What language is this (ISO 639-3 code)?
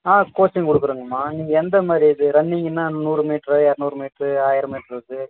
tam